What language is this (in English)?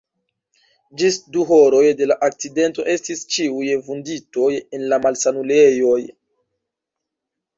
Esperanto